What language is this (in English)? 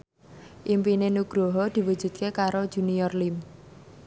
Javanese